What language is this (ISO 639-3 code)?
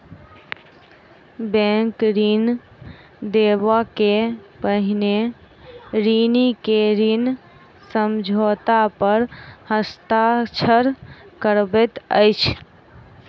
mai